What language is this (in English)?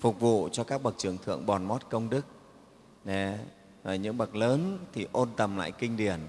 Vietnamese